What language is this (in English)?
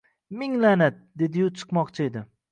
Uzbek